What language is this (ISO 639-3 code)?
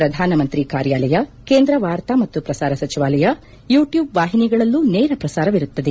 kan